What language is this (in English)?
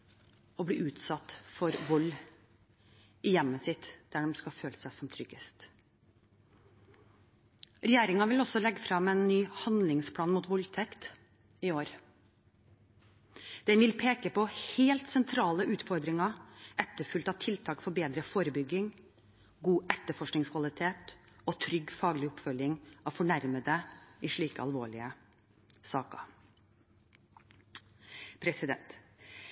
Norwegian Bokmål